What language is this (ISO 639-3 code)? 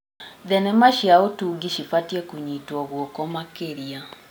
kik